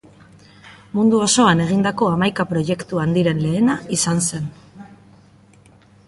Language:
Basque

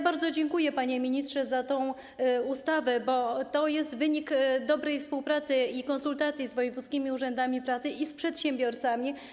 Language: Polish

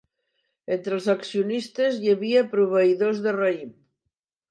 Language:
Catalan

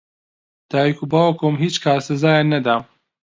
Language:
Central Kurdish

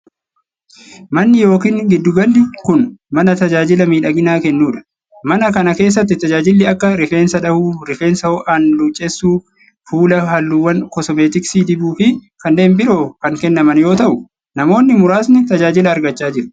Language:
Oromo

